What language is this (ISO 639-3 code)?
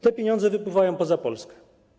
pol